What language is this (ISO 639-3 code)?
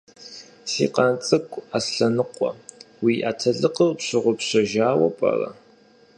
kbd